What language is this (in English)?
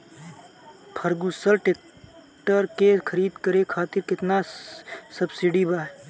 Bhojpuri